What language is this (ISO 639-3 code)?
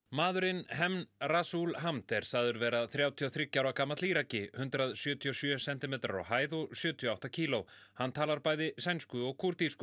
isl